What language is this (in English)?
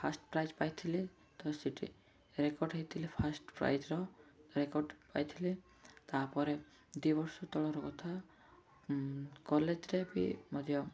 Odia